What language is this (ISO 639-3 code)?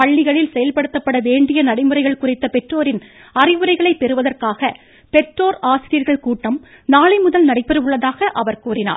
tam